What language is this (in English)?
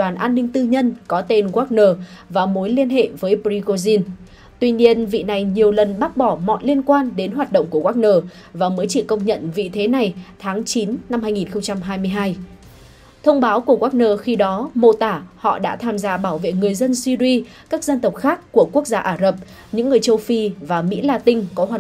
Vietnamese